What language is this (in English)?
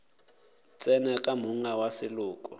Northern Sotho